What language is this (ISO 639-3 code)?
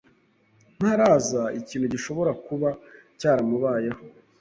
kin